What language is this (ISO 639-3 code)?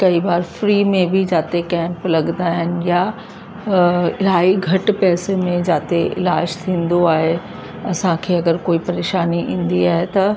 snd